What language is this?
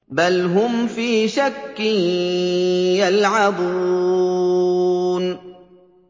Arabic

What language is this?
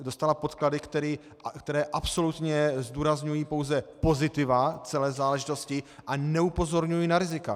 Czech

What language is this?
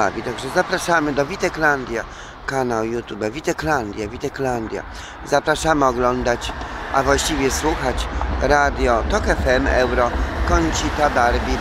Polish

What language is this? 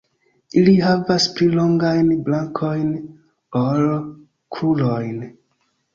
Esperanto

